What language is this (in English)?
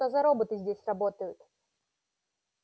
Russian